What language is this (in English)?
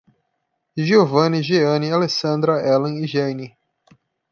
Portuguese